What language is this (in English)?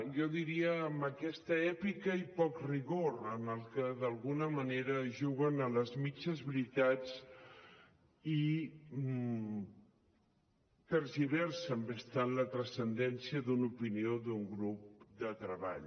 Catalan